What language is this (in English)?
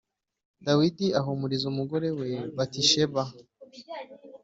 Kinyarwanda